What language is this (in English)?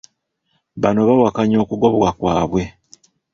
Ganda